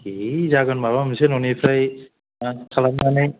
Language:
Bodo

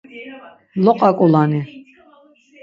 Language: Laz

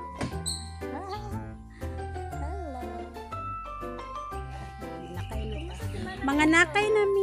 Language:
Filipino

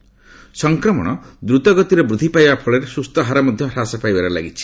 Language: Odia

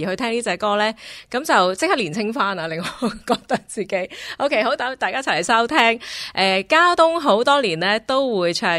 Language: Chinese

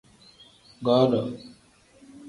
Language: Tem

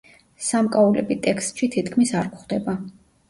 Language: Georgian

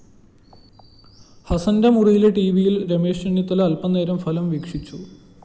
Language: Malayalam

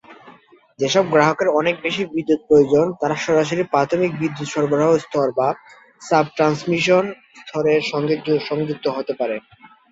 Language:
Bangla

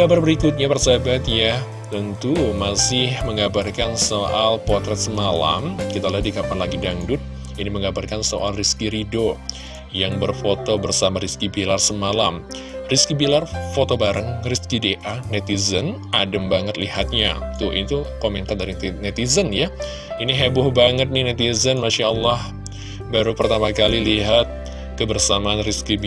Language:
Indonesian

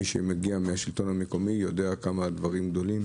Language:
Hebrew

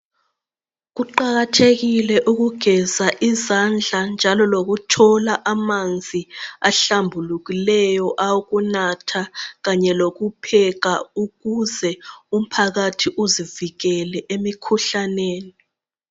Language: North Ndebele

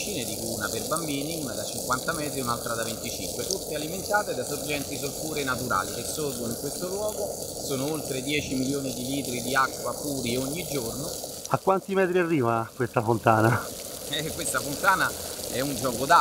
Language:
Italian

